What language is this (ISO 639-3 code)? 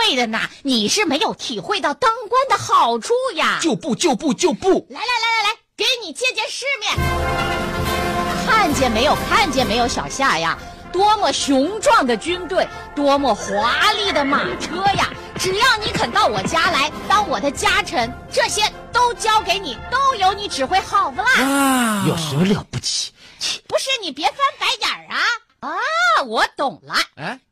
zho